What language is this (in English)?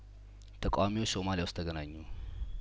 Amharic